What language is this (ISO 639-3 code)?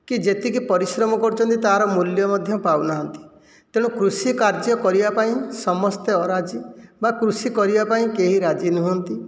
ori